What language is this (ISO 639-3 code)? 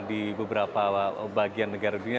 ind